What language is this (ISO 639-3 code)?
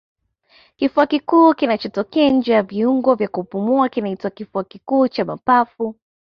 swa